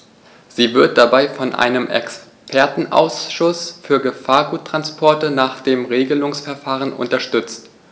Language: German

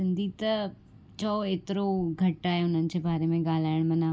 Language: Sindhi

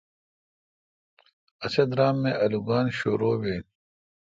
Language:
Kalkoti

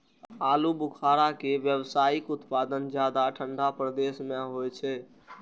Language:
Maithili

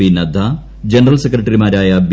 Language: Malayalam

